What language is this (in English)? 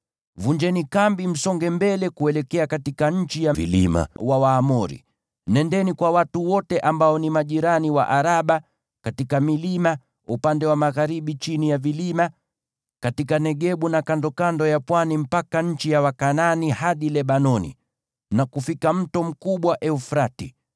Swahili